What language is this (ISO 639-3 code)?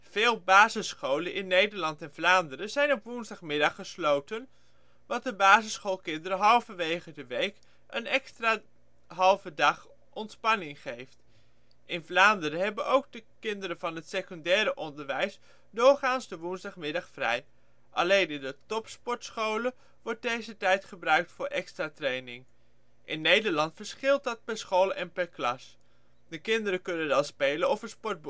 nld